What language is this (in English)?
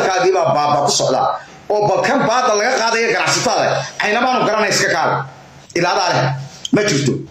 Arabic